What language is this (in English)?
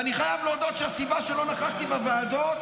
Hebrew